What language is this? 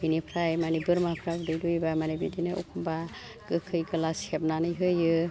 Bodo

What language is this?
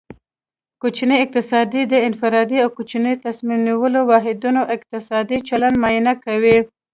Pashto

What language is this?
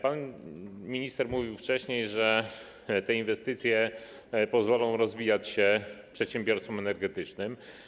Polish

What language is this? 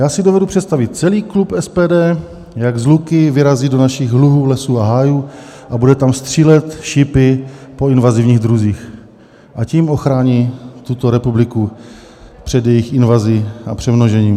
Czech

